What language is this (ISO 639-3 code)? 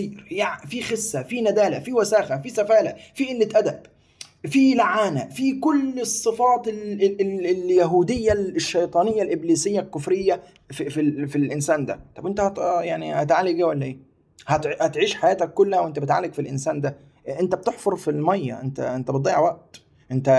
ara